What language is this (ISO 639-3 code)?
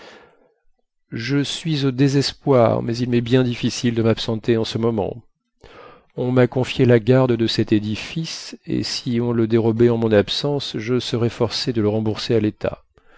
fra